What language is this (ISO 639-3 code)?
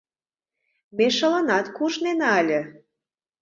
chm